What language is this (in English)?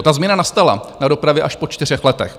Czech